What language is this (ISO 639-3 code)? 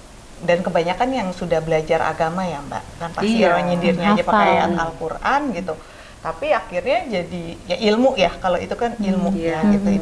ind